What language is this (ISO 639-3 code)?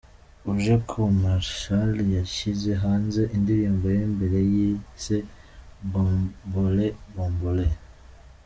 kin